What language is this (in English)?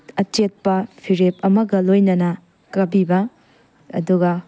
Manipuri